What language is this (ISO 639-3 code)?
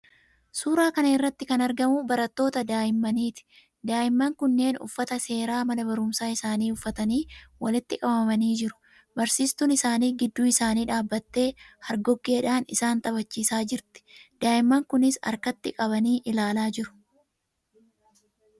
orm